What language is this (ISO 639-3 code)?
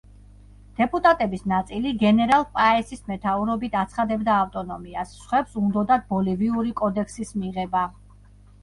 kat